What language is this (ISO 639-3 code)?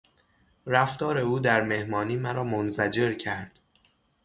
fas